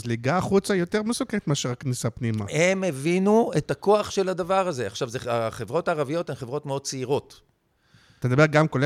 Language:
Hebrew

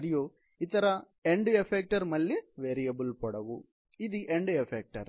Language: Telugu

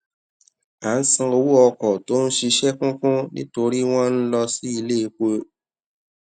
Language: Yoruba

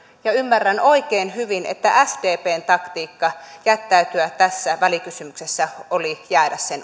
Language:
Finnish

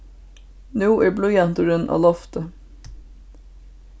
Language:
Faroese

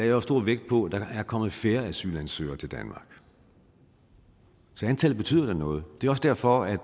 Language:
Danish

